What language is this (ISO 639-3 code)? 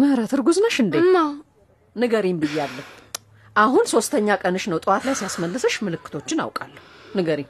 amh